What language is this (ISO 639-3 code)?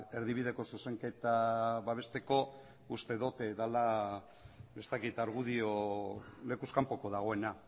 eus